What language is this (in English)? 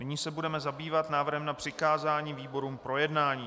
Czech